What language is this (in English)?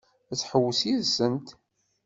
Kabyle